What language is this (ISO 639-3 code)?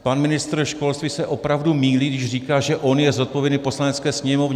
ces